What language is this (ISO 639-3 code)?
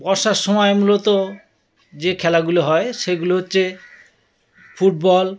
ben